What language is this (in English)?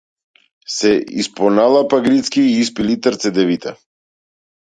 Macedonian